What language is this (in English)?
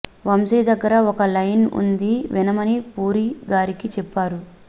Telugu